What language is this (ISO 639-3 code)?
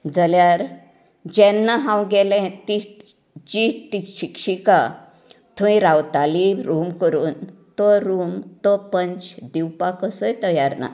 kok